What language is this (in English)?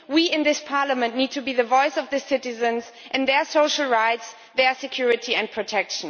English